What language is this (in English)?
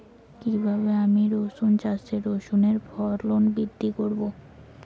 Bangla